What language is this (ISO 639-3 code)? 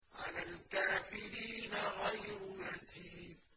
ara